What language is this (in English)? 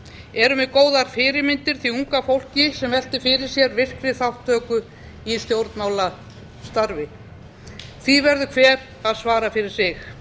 Icelandic